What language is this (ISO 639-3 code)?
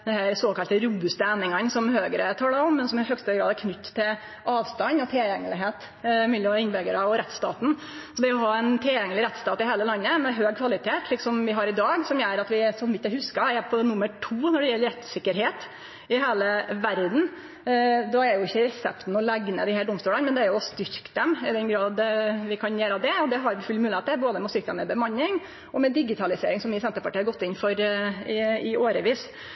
nno